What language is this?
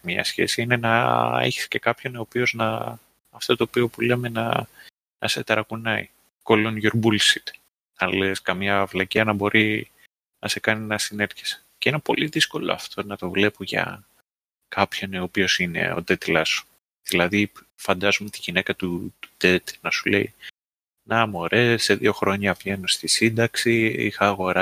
Greek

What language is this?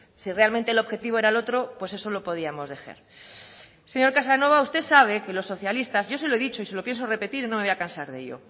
Spanish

